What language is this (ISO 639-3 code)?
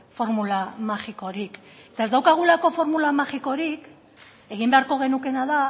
eus